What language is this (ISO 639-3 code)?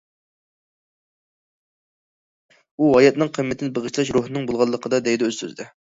uig